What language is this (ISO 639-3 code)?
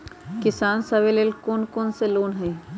mag